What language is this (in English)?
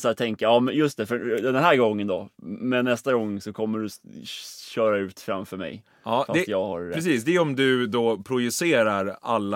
Swedish